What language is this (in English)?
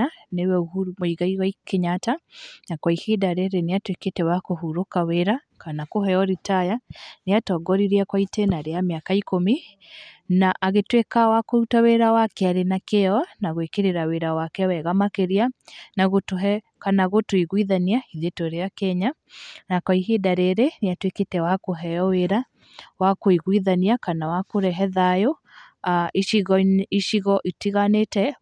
Kikuyu